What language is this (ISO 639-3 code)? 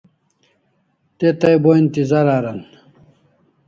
kls